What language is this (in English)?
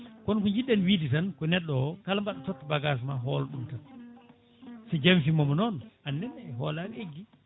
Fula